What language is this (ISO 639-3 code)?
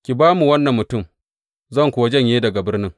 hau